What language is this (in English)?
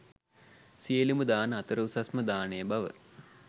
Sinhala